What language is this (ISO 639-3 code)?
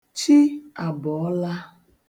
ibo